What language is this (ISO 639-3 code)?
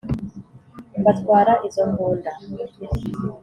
kin